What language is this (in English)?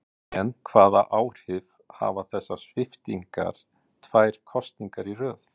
Icelandic